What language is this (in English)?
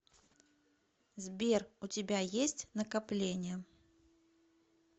Russian